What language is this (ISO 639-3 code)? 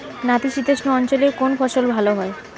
ben